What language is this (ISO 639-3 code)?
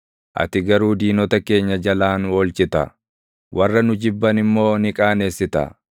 orm